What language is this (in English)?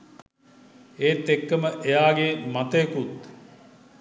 Sinhala